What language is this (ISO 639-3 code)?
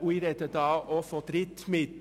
gsw